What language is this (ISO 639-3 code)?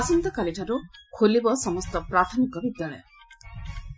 ori